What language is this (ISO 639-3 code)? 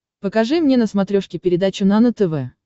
rus